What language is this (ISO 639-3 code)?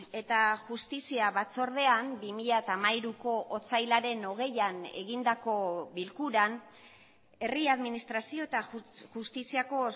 eus